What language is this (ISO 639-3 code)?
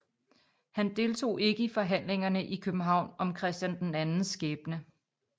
dan